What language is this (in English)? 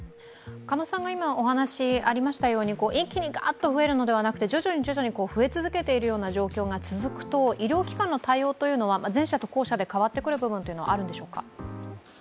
Japanese